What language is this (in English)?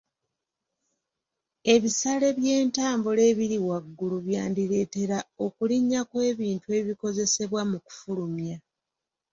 Ganda